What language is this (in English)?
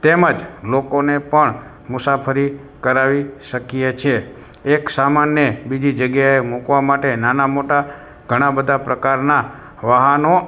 Gujarati